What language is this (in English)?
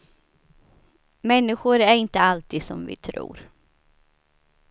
Swedish